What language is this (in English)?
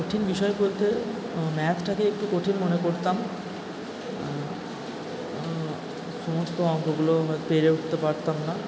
Bangla